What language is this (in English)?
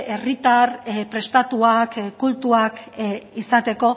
Basque